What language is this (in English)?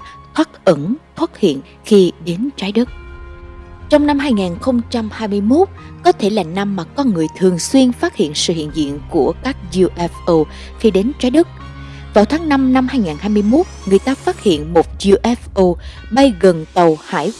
Vietnamese